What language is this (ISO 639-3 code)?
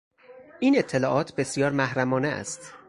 fas